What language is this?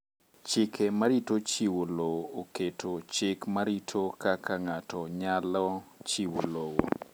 Luo (Kenya and Tanzania)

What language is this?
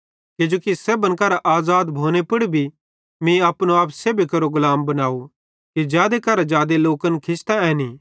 Bhadrawahi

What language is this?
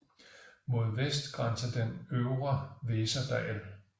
Danish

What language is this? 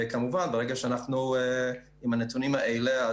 Hebrew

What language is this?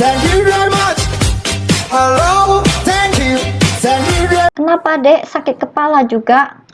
Indonesian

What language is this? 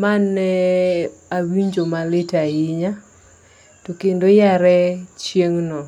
Luo (Kenya and Tanzania)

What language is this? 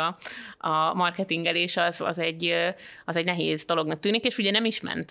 Hungarian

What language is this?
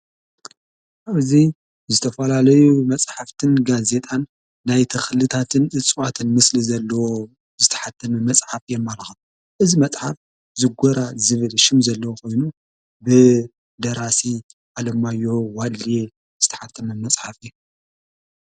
Tigrinya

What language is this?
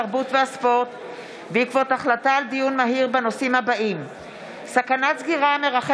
Hebrew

